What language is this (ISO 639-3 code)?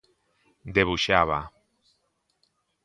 glg